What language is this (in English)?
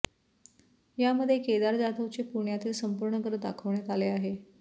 Marathi